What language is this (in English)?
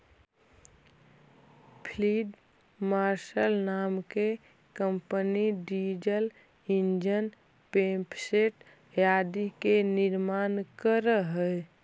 Magahi